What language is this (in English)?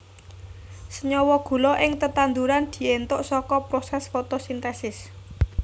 Javanese